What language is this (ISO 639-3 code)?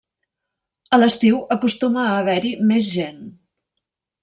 cat